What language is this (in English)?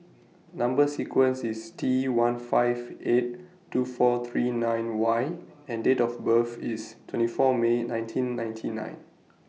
English